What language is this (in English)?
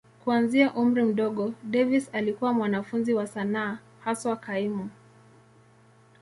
Swahili